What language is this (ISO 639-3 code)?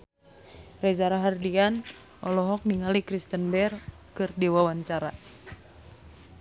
sun